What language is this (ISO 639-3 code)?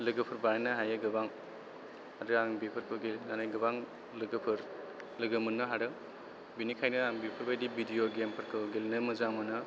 brx